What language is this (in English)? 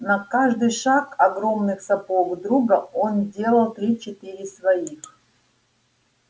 Russian